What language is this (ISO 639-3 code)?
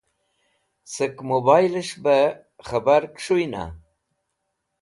wbl